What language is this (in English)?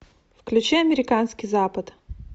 Russian